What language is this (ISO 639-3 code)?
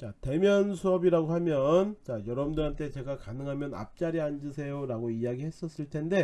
kor